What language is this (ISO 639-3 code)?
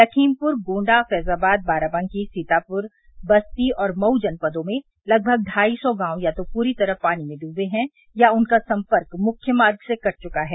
hin